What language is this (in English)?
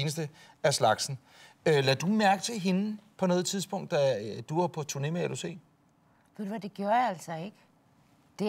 Danish